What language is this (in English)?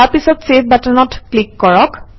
Assamese